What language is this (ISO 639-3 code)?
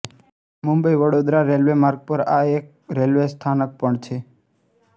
guj